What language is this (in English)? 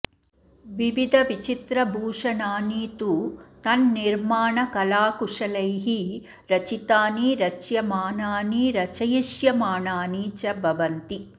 Sanskrit